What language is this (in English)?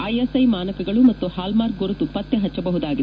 Kannada